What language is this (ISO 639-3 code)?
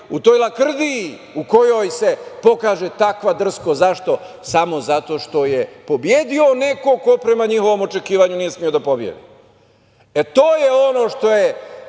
srp